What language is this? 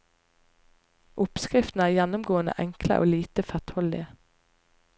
Norwegian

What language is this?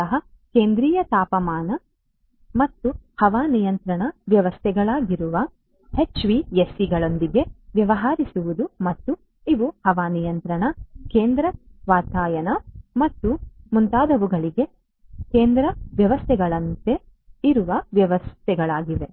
Kannada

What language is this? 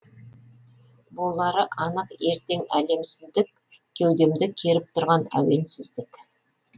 Kazakh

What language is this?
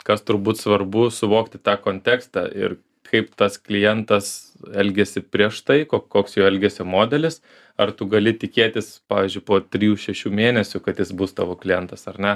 Lithuanian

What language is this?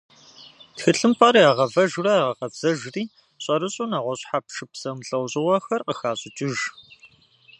Kabardian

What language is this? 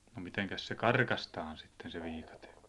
Finnish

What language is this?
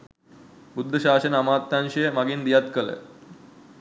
Sinhala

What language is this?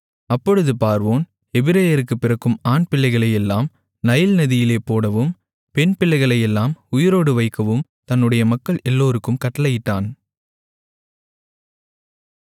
Tamil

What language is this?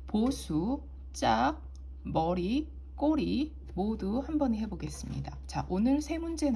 Korean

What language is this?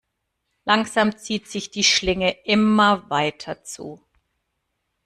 German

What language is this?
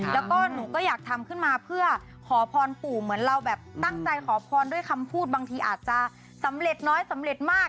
Thai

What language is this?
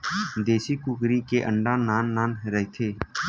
Chhattisgarhi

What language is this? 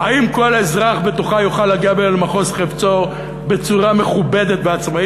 Hebrew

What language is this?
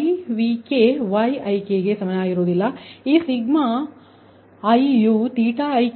Kannada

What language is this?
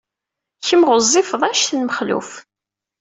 Kabyle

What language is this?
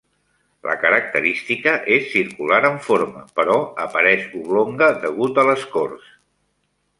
Catalan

